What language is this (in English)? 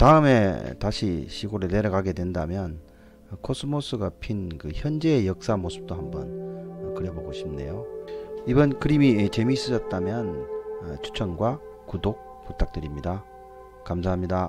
Korean